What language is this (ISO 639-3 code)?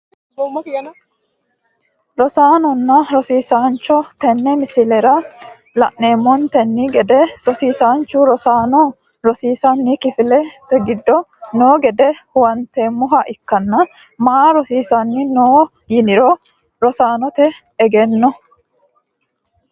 sid